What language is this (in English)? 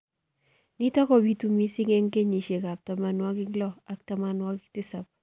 Kalenjin